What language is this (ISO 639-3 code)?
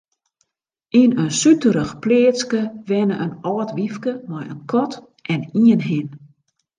fry